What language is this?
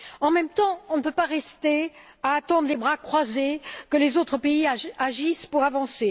French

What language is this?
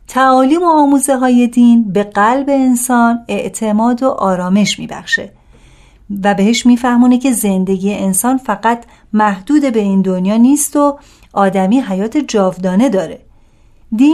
Persian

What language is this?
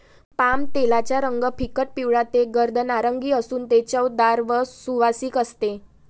Marathi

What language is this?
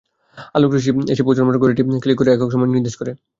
Bangla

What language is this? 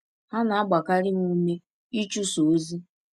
Igbo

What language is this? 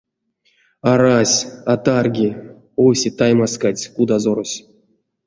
Erzya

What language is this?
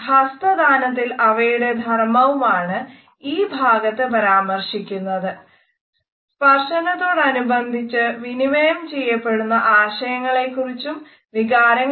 Malayalam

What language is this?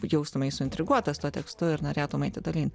Lithuanian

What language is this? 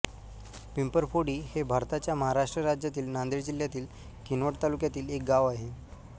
Marathi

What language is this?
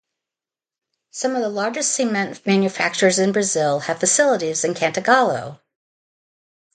English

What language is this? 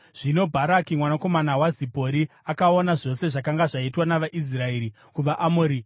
Shona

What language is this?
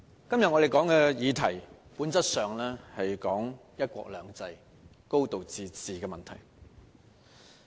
Cantonese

